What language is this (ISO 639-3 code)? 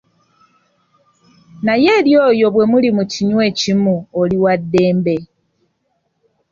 lug